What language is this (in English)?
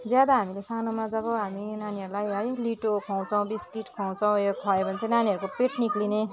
Nepali